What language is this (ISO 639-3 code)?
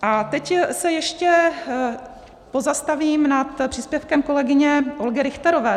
ces